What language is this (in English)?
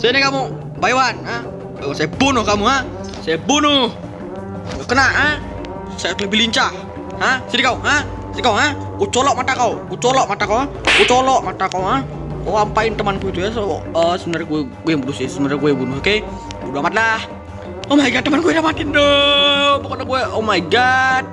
Indonesian